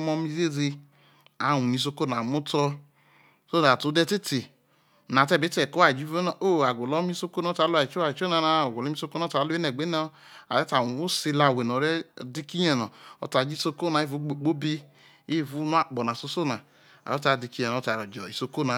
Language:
Isoko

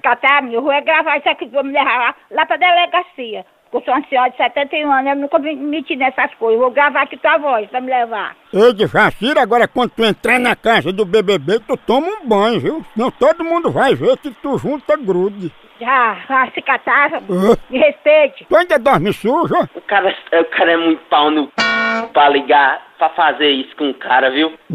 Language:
Portuguese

